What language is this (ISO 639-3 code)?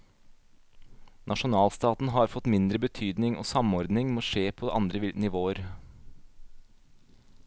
nor